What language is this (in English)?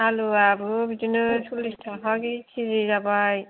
Bodo